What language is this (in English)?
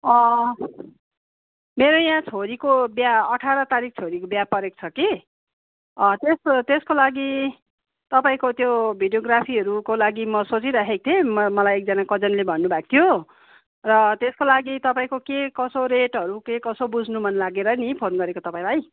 Nepali